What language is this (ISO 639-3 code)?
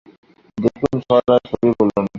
ben